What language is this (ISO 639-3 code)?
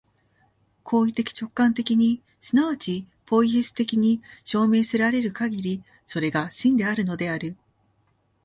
jpn